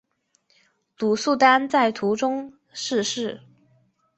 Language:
Chinese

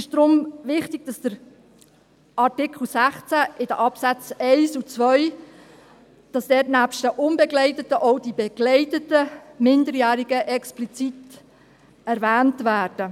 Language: Swiss German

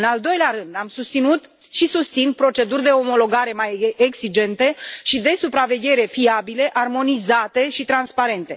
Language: Romanian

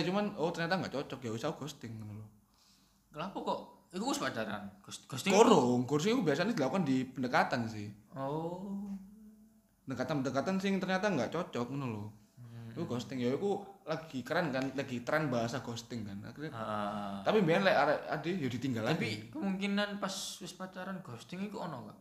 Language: Indonesian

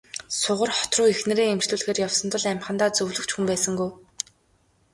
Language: Mongolian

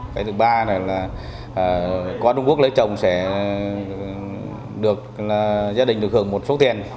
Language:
Vietnamese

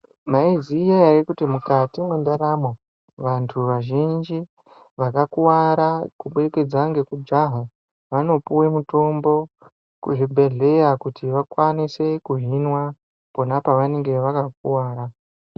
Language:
Ndau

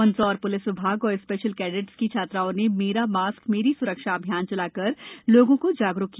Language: Hindi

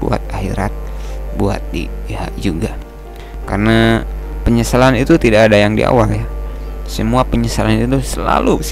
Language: Indonesian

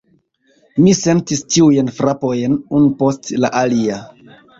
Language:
Esperanto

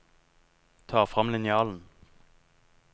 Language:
Norwegian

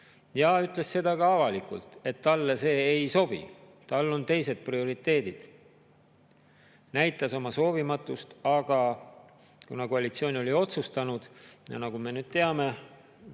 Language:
Estonian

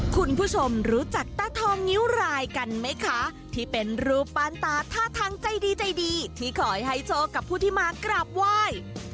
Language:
Thai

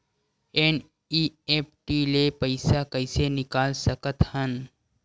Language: Chhattisgarhi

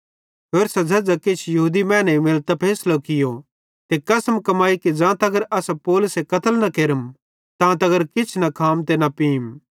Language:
Bhadrawahi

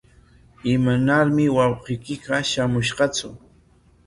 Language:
Corongo Ancash Quechua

